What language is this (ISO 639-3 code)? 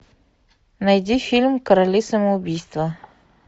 rus